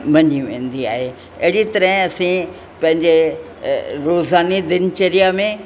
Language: Sindhi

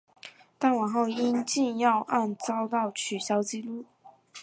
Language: Chinese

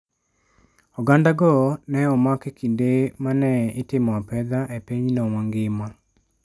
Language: Luo (Kenya and Tanzania)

